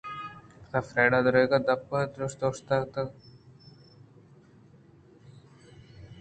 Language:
Eastern Balochi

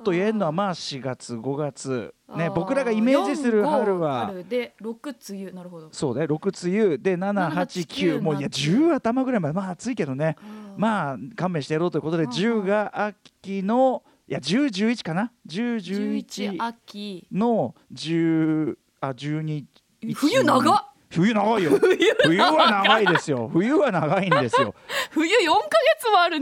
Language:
Japanese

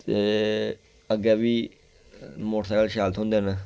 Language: Dogri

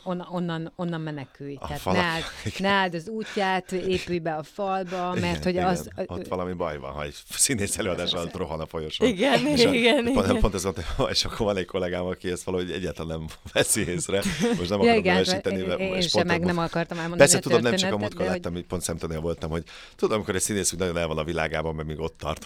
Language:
Hungarian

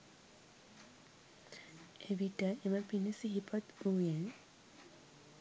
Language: Sinhala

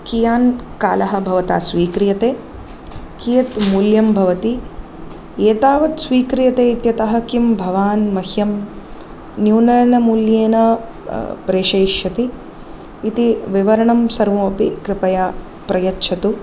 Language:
Sanskrit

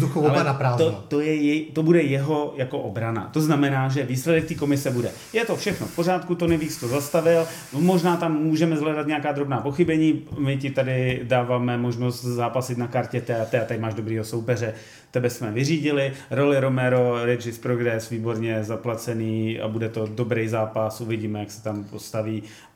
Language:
Czech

